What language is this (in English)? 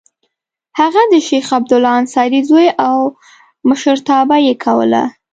Pashto